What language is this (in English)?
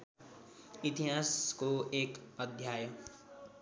Nepali